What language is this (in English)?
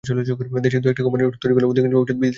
Bangla